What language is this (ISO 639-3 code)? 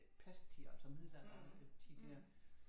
dan